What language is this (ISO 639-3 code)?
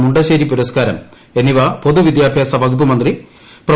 mal